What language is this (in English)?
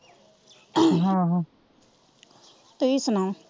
Punjabi